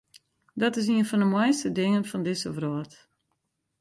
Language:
Western Frisian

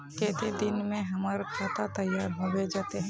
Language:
Magahi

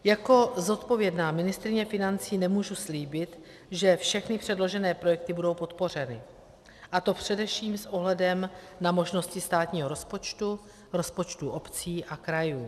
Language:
Czech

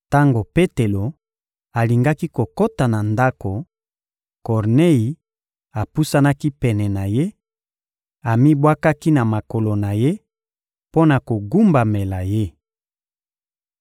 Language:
Lingala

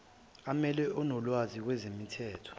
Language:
Zulu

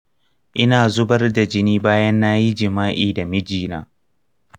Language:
Hausa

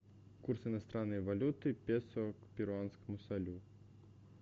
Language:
Russian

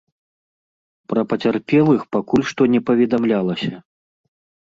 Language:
Belarusian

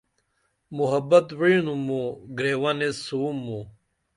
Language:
Dameli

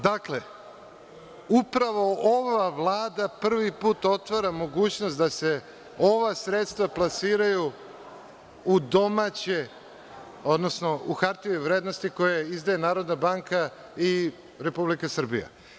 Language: Serbian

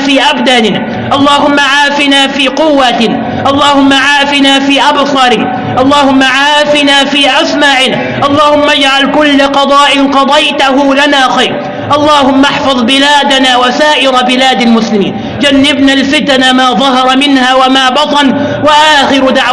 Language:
Arabic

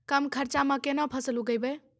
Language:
Maithili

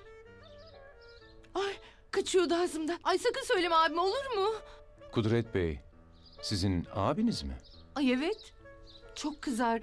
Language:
Turkish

